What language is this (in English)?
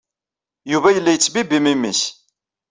Kabyle